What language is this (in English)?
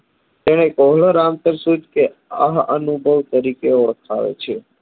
Gujarati